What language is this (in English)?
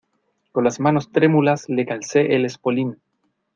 Spanish